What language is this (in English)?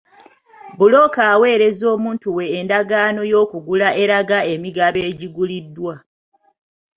Ganda